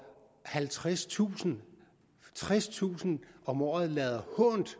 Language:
Danish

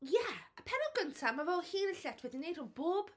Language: Welsh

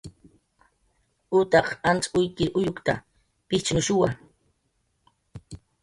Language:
Jaqaru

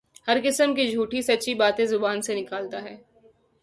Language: Urdu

